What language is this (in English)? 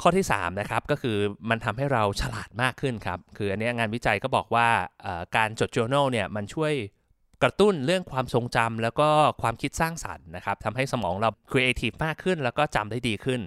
Thai